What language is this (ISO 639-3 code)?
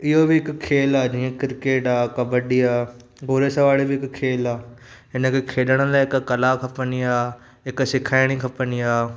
snd